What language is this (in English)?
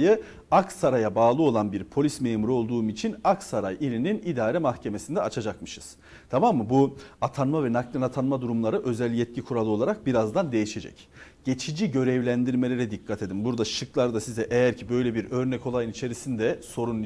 Turkish